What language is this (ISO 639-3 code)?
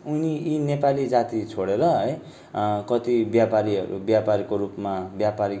nep